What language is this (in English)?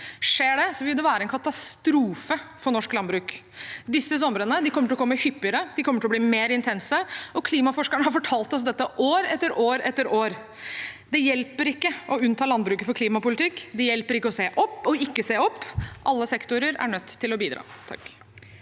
Norwegian